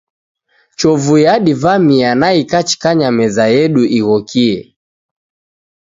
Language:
Taita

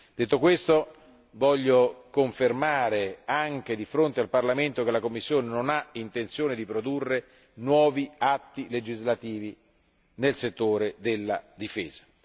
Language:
Italian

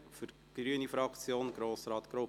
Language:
Swiss German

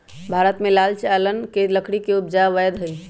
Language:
Magahi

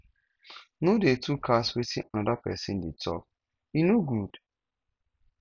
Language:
Nigerian Pidgin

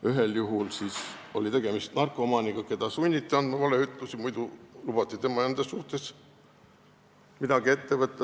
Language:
Estonian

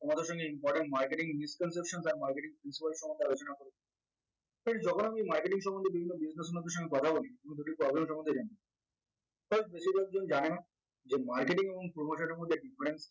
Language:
Bangla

